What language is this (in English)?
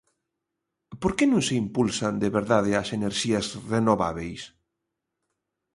Galician